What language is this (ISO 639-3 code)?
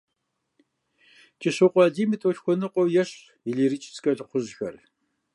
kbd